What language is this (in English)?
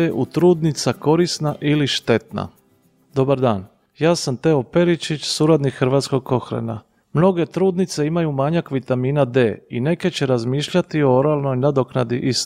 Croatian